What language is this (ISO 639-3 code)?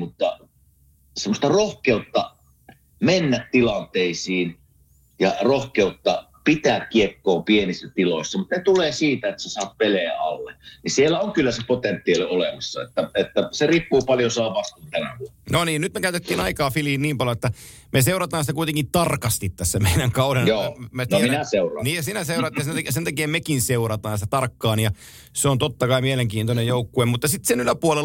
fin